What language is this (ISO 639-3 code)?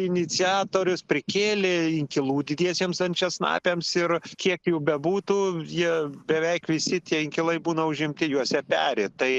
lit